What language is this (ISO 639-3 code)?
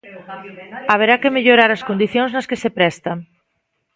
glg